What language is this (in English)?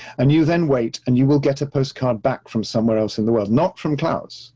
English